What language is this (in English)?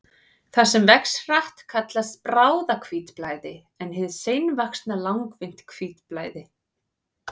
Icelandic